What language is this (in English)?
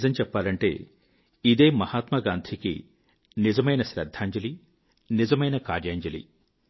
Telugu